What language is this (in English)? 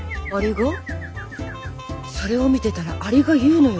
Japanese